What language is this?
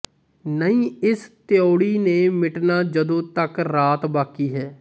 Punjabi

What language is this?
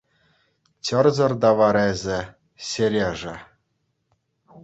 Chuvash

